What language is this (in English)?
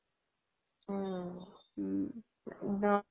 Assamese